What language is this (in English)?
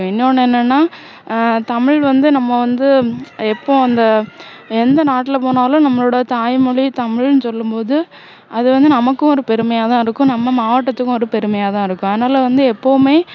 Tamil